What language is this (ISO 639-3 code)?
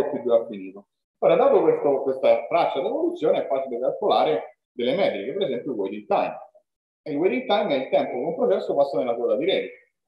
ita